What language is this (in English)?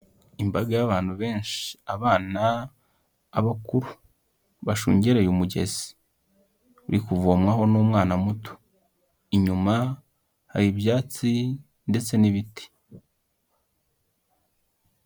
Kinyarwanda